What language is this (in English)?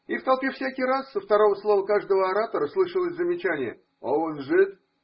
Russian